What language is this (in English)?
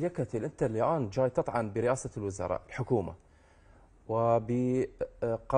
Arabic